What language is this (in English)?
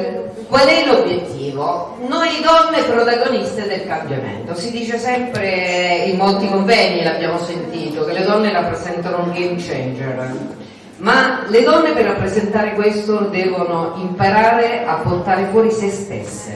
Italian